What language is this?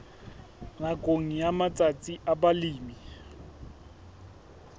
Southern Sotho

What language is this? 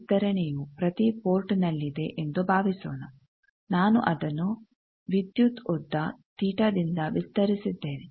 Kannada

